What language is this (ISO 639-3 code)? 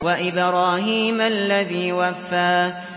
ara